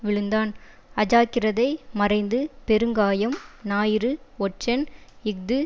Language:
Tamil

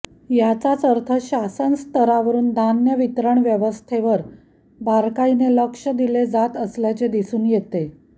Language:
Marathi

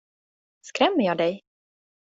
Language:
Swedish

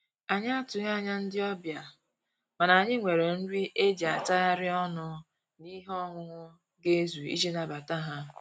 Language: Igbo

